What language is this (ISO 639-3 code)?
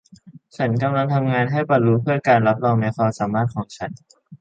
tha